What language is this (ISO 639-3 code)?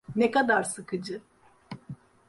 tur